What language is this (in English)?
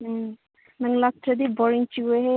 Manipuri